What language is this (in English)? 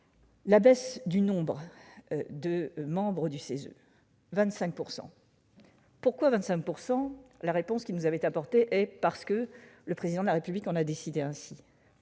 French